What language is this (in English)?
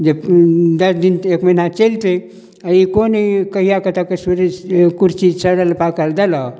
Maithili